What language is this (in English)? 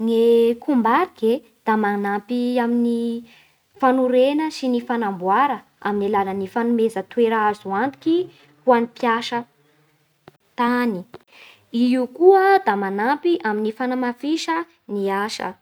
Bara Malagasy